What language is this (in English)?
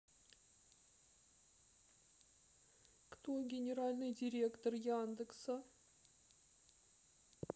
Russian